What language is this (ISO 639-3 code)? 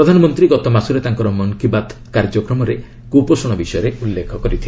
ori